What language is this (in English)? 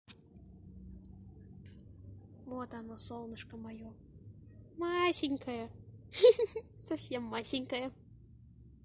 Russian